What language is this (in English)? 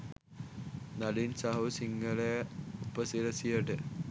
Sinhala